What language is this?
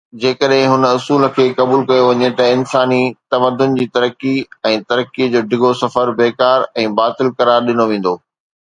Sindhi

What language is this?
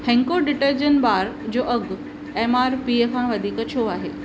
Sindhi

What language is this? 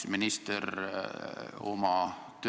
Estonian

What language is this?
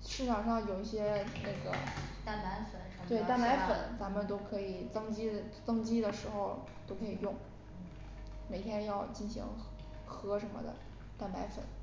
Chinese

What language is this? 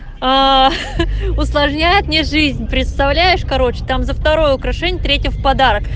Russian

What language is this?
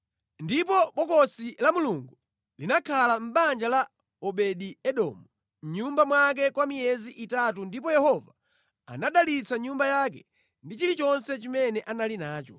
Nyanja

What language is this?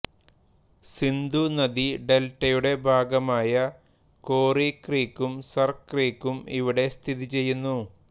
Malayalam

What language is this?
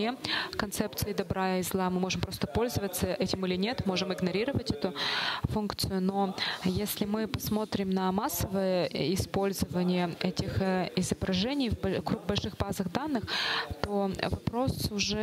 Russian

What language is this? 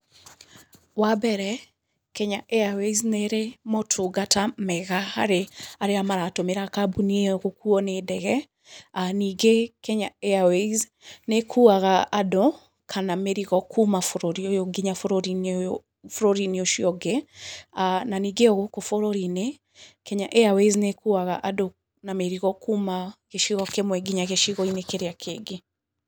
Kikuyu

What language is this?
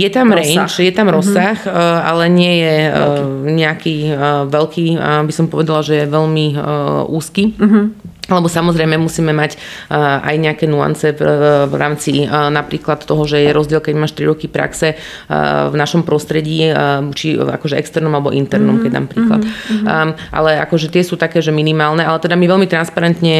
Slovak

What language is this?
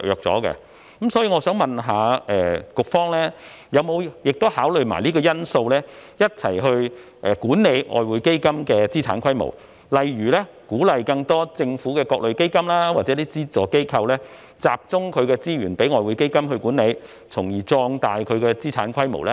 Cantonese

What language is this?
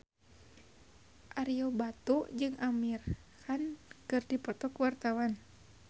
Sundanese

